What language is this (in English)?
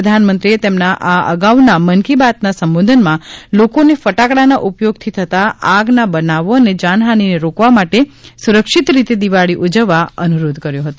Gujarati